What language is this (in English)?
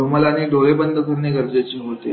Marathi